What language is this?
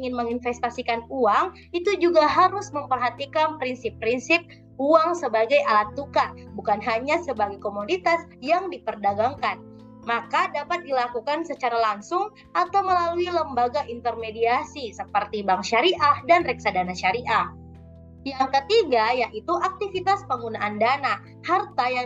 Indonesian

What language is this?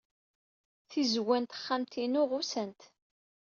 Kabyle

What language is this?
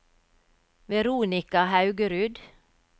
Norwegian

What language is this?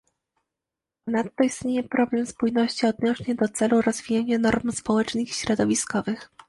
Polish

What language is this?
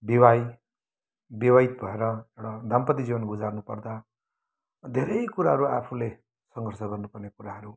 Nepali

